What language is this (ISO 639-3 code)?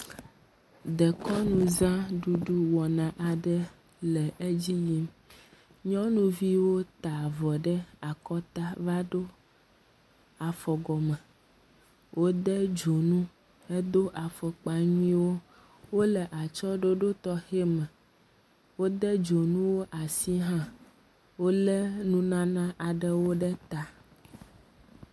ewe